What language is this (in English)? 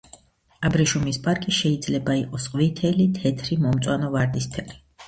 Georgian